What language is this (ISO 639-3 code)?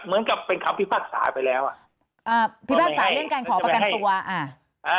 tha